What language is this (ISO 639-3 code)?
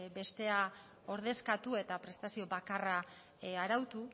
eus